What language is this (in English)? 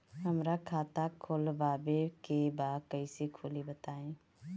Bhojpuri